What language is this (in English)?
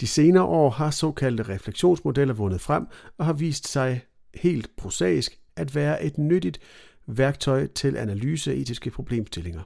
Danish